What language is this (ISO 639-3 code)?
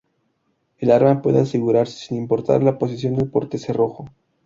spa